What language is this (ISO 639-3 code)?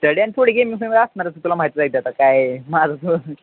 mar